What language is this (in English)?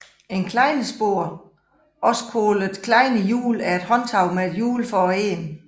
Danish